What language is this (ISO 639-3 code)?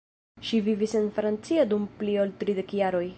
epo